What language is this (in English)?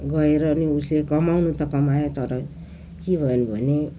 Nepali